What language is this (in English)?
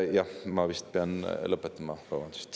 Estonian